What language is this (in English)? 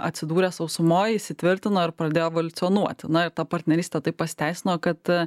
Lithuanian